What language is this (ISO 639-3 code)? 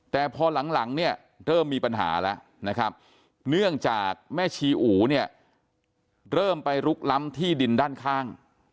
tha